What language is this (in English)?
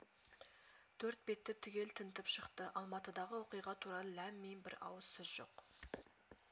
Kazakh